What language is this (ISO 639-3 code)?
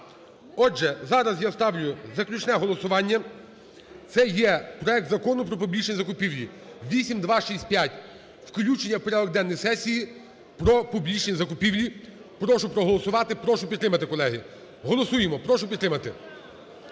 ukr